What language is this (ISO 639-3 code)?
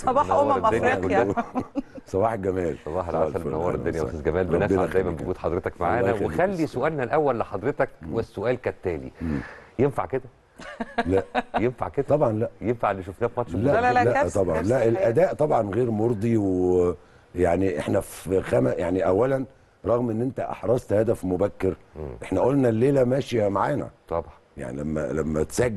ara